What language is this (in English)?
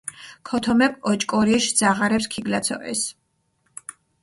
Mingrelian